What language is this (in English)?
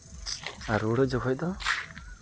Santali